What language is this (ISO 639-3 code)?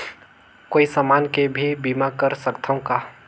hne